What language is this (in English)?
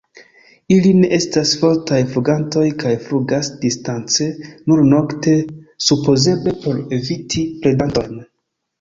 Esperanto